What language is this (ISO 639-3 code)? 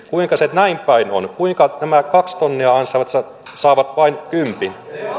fin